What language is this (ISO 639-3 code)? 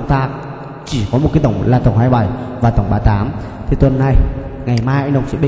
vie